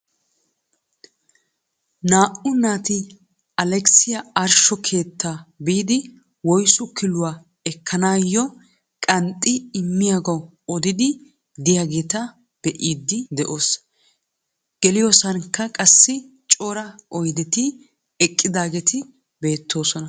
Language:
Wolaytta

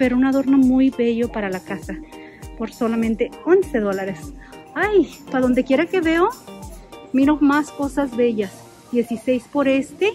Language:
Spanish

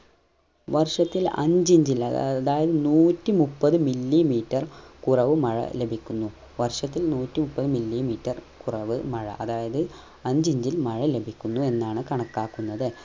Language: Malayalam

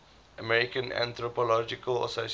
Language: English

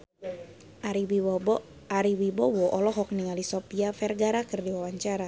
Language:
Sundanese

